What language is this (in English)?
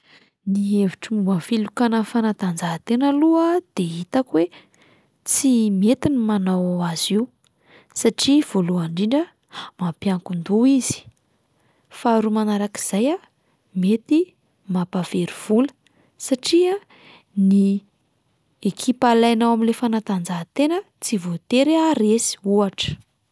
Malagasy